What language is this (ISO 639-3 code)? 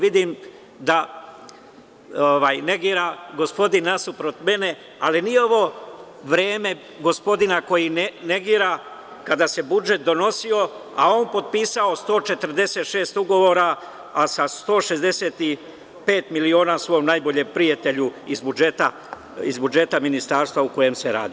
srp